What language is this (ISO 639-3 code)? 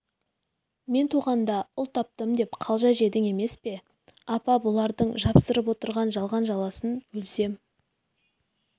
kaz